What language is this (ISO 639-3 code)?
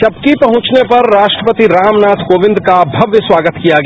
hin